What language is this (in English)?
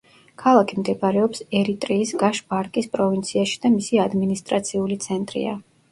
Georgian